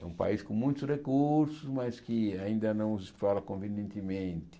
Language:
Portuguese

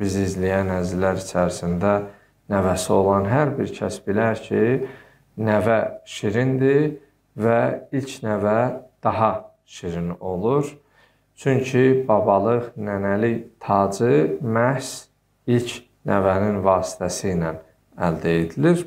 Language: Turkish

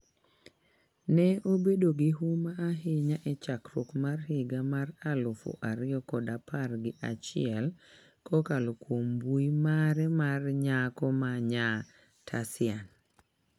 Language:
Luo (Kenya and Tanzania)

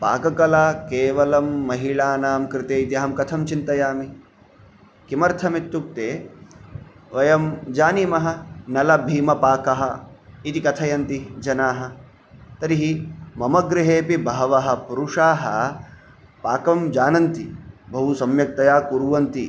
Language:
Sanskrit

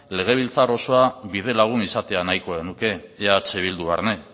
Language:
Basque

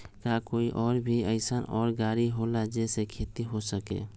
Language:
Magahi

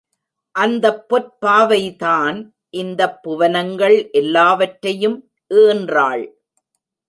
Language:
Tamil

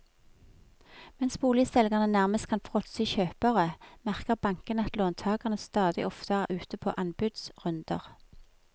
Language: Norwegian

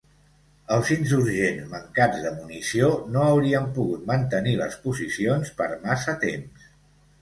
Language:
Catalan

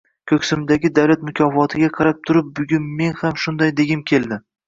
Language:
Uzbek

